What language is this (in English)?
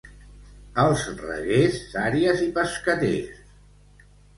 Catalan